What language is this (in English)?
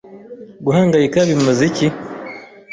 Kinyarwanda